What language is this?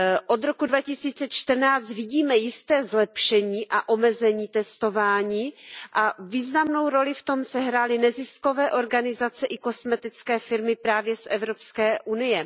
Czech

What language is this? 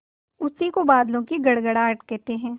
Hindi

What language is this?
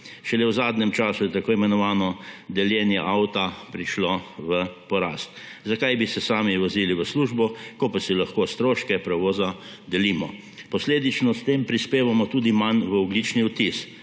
Slovenian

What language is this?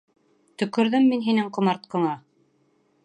Bashkir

